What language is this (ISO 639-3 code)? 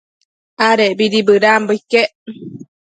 mcf